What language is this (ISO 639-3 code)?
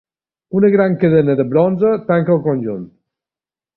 cat